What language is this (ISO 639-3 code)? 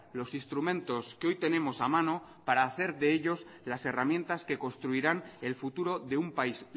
spa